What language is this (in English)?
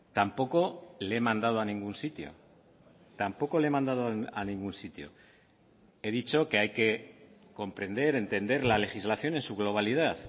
Spanish